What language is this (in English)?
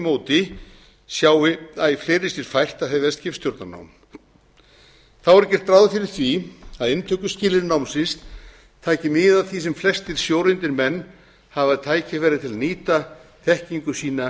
Icelandic